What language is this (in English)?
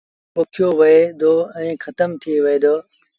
Sindhi Bhil